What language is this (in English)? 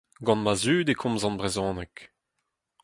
Breton